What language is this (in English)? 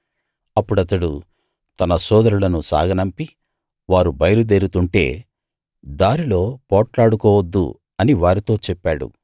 Telugu